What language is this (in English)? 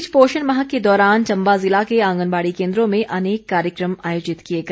Hindi